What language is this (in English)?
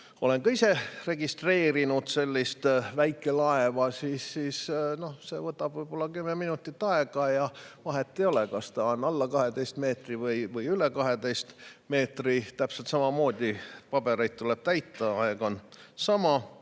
Estonian